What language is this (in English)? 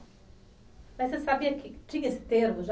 Portuguese